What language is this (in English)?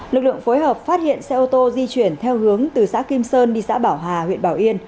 Vietnamese